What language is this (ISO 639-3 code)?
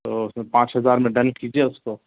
urd